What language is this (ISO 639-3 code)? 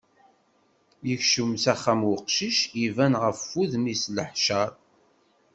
kab